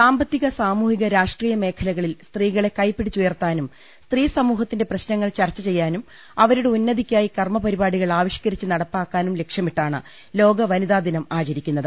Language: Malayalam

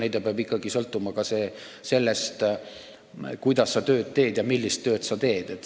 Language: Estonian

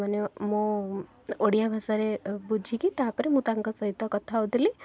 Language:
Odia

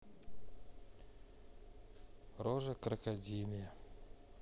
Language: Russian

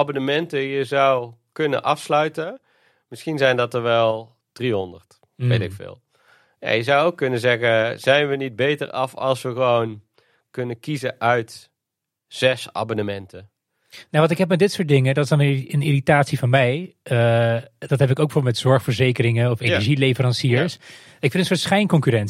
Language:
Dutch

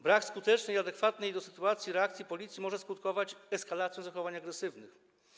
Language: Polish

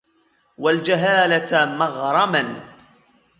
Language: Arabic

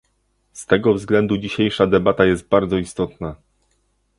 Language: Polish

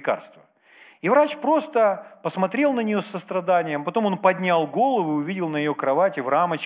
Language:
Russian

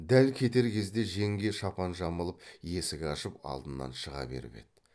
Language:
Kazakh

